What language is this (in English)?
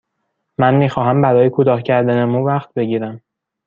Persian